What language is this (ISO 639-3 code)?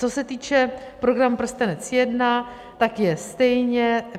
ces